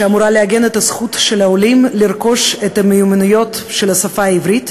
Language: Hebrew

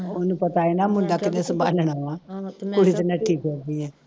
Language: Punjabi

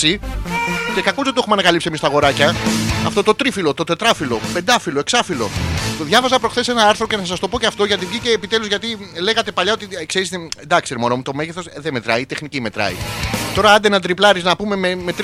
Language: Greek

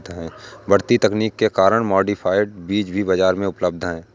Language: Hindi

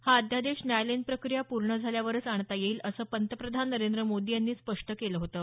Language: Marathi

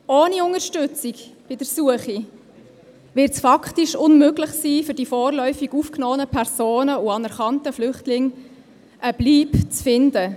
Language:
Swiss German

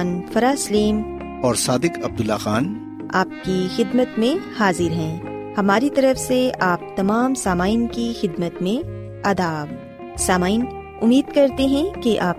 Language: Urdu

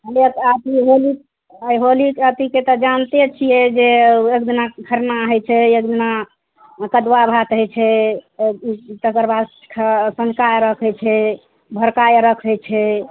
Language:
Maithili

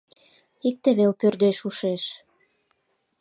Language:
Mari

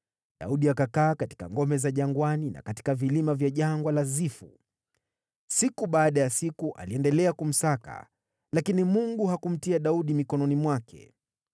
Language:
Swahili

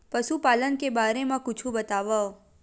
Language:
Chhattisgarhi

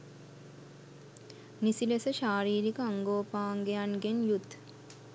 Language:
Sinhala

